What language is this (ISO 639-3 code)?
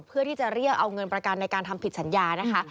tha